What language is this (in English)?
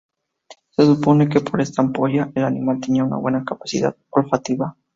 Spanish